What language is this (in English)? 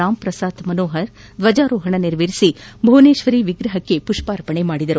Kannada